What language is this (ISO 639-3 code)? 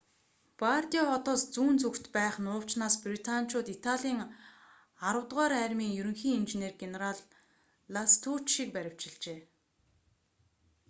mon